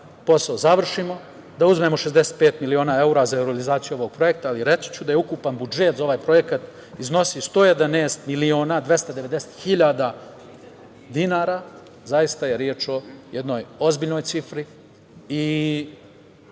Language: Serbian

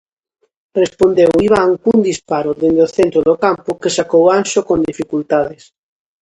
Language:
Galician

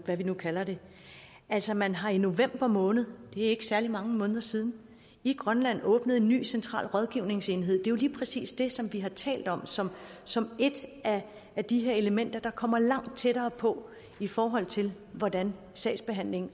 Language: Danish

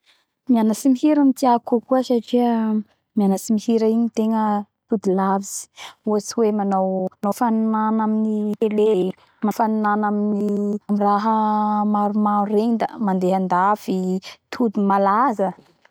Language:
Bara Malagasy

